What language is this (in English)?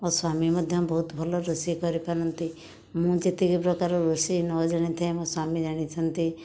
Odia